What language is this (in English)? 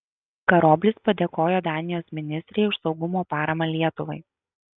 Lithuanian